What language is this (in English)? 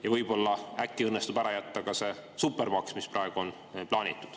Estonian